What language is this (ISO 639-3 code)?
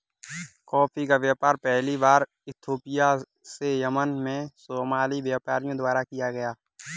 hin